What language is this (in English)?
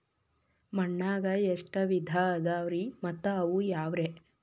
Kannada